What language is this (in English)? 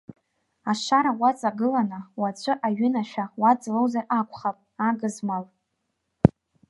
Abkhazian